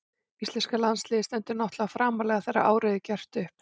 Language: Icelandic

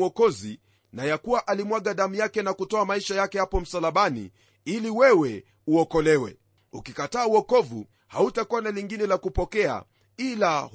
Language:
Swahili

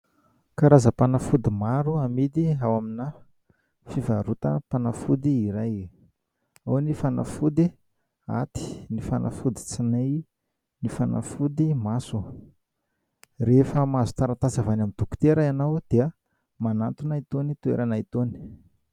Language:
Malagasy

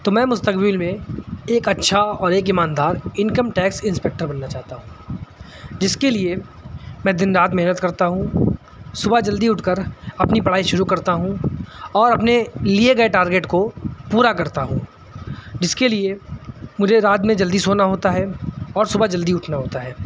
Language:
Urdu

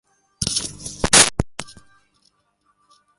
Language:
Swahili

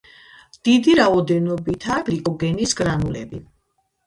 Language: Georgian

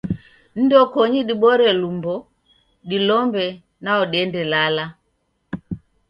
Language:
Taita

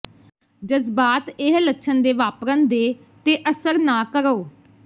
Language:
Punjabi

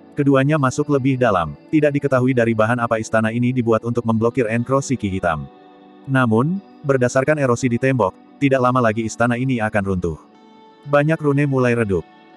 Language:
Indonesian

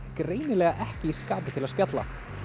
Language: Icelandic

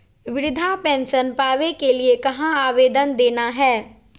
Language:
Magahi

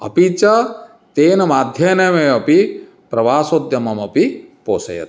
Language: Sanskrit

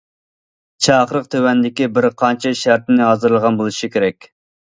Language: Uyghur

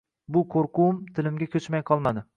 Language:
Uzbek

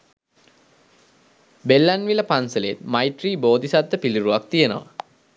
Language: Sinhala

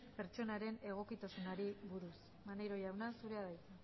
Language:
Basque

